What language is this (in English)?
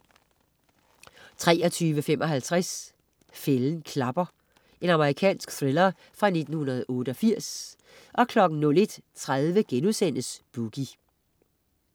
Danish